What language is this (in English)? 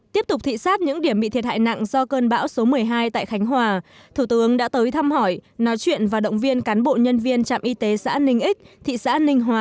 Vietnamese